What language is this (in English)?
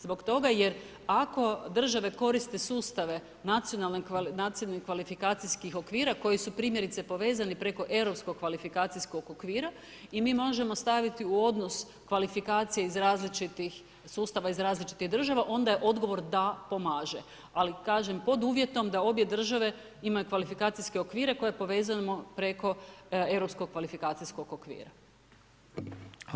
Croatian